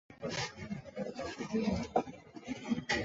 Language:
Chinese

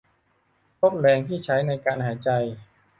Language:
Thai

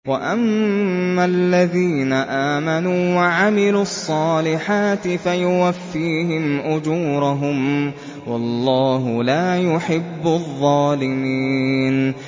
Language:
Arabic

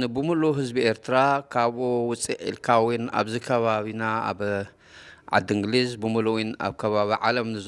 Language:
Arabic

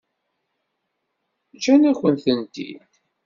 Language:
Kabyle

